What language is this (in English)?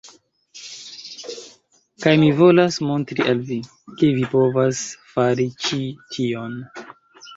Esperanto